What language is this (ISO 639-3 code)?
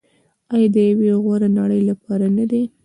pus